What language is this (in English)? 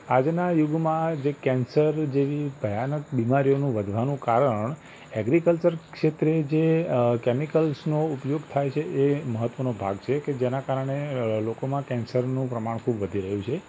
Gujarati